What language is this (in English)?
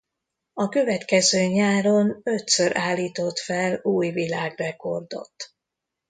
Hungarian